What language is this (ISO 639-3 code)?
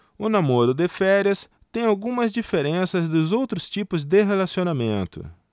por